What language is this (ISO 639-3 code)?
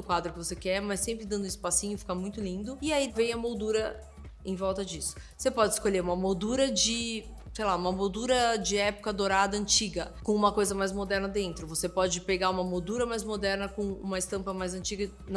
por